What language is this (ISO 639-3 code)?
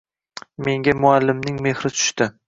uzb